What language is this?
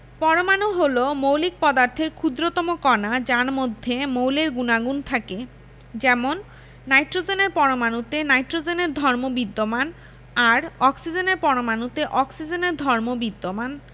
Bangla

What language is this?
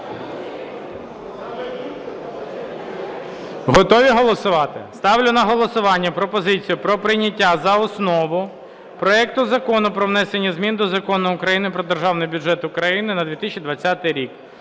Ukrainian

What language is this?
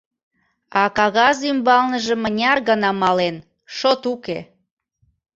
Mari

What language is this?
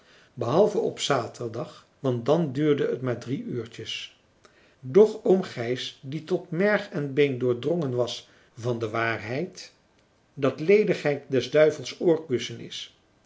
Dutch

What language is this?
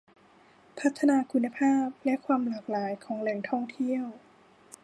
Thai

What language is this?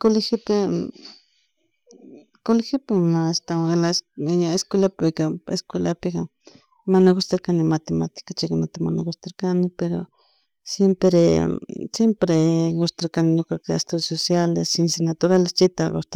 Chimborazo Highland Quichua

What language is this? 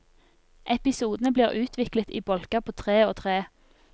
Norwegian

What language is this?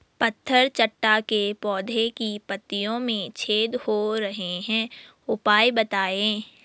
Hindi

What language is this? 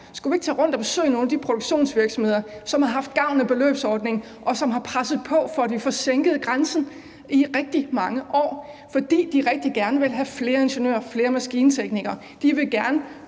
Danish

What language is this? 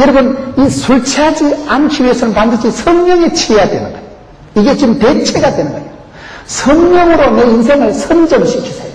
Korean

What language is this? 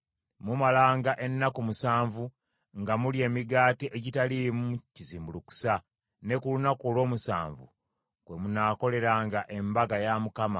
Ganda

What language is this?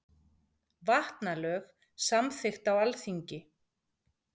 Icelandic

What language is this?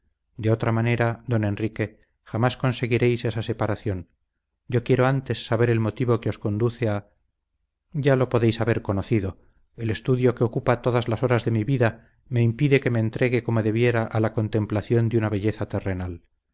Spanish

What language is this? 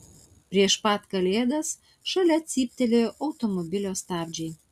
Lithuanian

